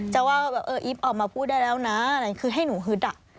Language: Thai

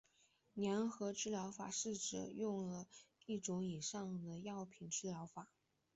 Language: Chinese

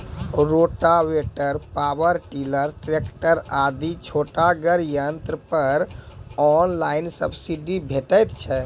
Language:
Maithili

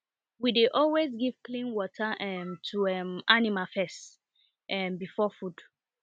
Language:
Nigerian Pidgin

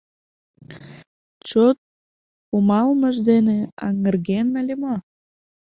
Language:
Mari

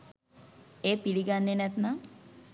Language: Sinhala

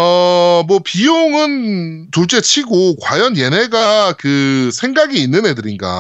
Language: Korean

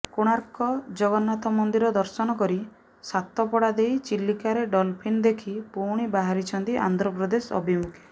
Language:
Odia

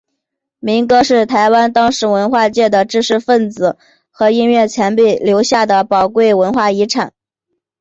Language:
Chinese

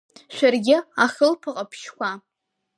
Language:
Abkhazian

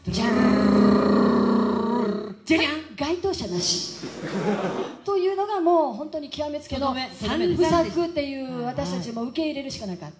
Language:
Japanese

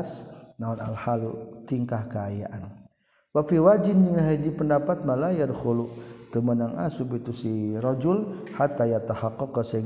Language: Malay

